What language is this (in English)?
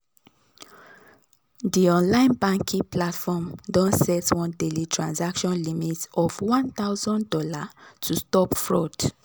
Nigerian Pidgin